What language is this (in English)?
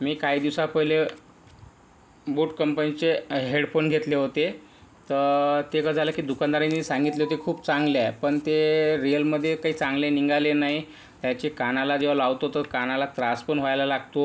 Marathi